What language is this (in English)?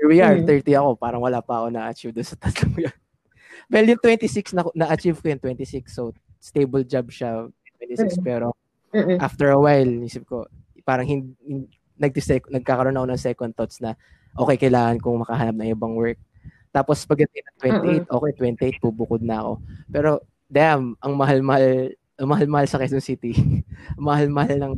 Filipino